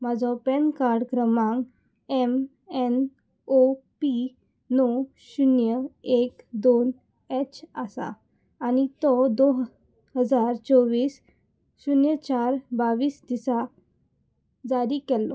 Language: Konkani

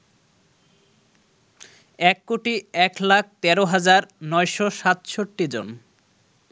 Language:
Bangla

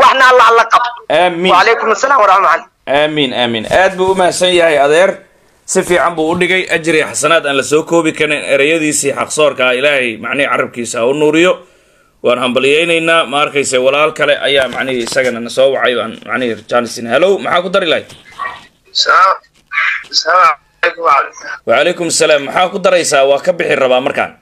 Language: Arabic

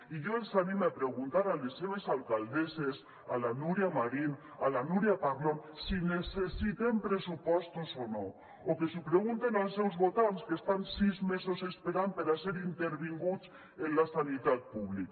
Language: Catalan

